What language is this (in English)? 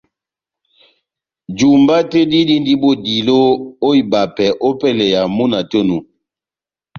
Batanga